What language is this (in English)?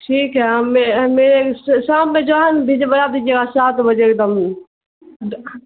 Urdu